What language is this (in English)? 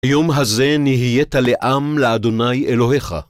Hebrew